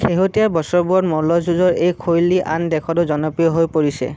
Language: Assamese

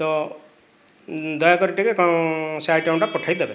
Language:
Odia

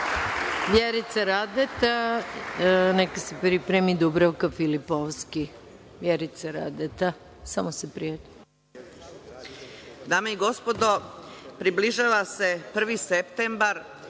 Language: Serbian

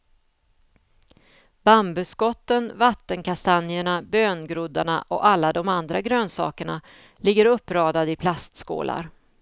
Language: Swedish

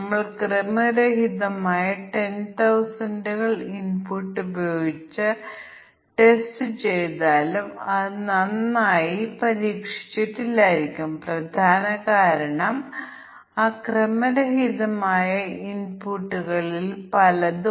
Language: Malayalam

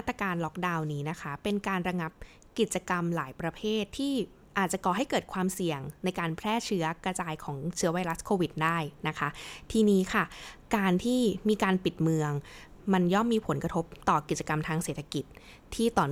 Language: Thai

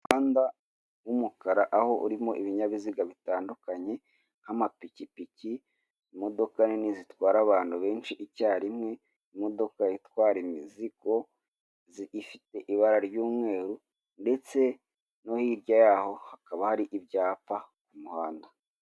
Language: Kinyarwanda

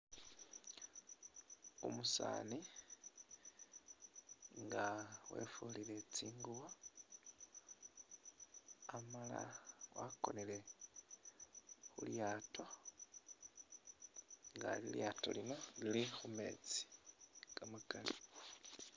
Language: Masaaba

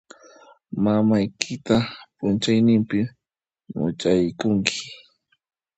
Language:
Puno Quechua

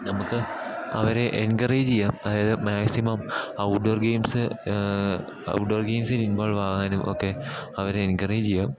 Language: Malayalam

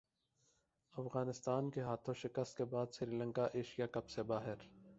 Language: Urdu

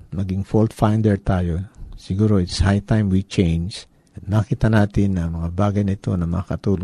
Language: Filipino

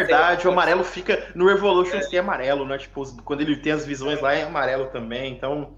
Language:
Portuguese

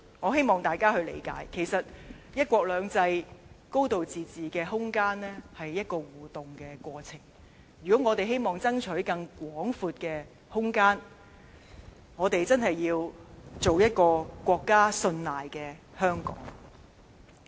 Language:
Cantonese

